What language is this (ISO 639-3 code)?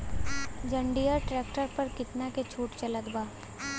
bho